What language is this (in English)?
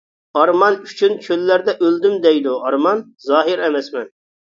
Uyghur